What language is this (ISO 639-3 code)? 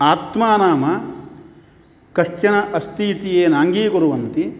san